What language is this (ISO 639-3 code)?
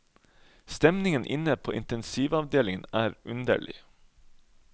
nor